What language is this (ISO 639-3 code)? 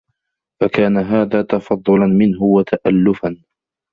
ara